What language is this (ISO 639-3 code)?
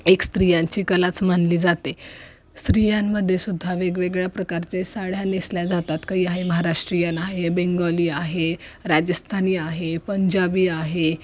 mar